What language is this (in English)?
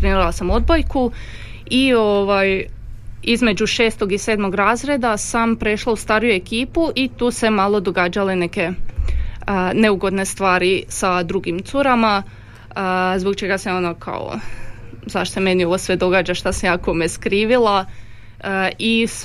Croatian